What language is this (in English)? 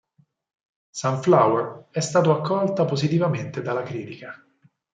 Italian